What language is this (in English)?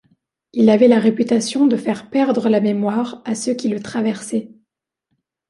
French